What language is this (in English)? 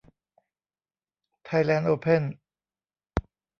Thai